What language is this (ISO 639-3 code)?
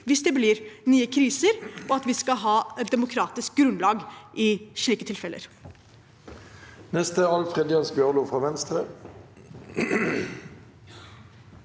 nor